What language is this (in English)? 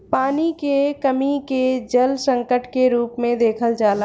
Bhojpuri